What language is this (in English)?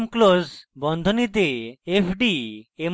Bangla